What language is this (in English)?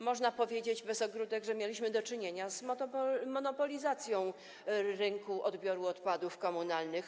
Polish